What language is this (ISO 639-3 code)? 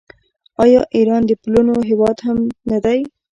pus